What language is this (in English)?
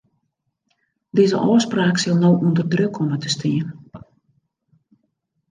Western Frisian